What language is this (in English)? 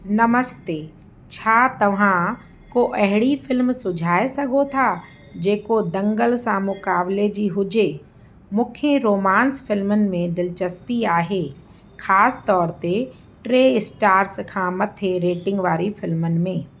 Sindhi